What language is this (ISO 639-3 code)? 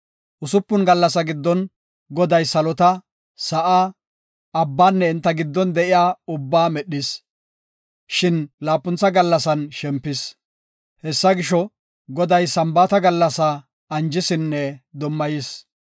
gof